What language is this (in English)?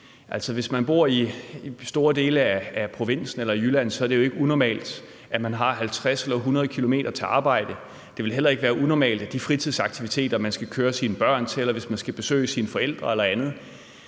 Danish